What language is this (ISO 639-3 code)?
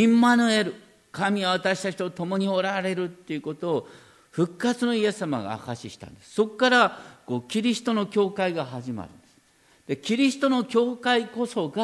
jpn